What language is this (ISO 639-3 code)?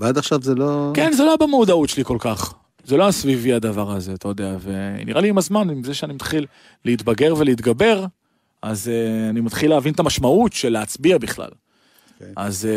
heb